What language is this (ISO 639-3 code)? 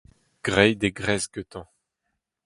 bre